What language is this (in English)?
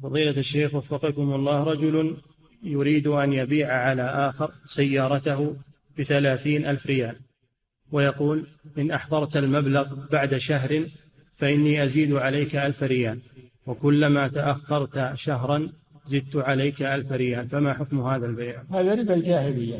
Arabic